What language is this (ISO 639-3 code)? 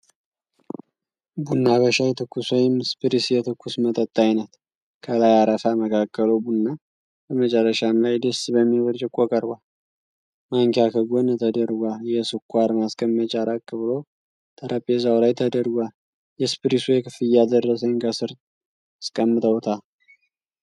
amh